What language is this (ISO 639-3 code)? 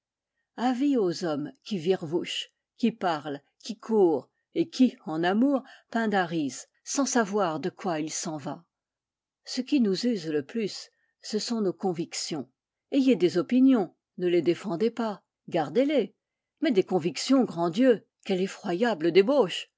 fra